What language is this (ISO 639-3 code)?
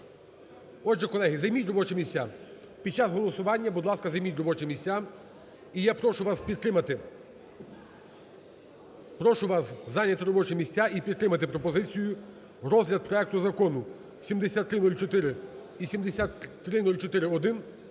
ukr